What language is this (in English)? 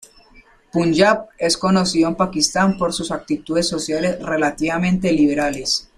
Spanish